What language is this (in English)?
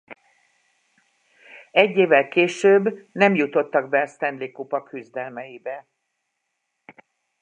Hungarian